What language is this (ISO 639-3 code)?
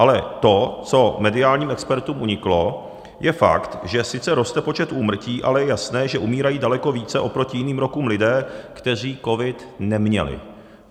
ces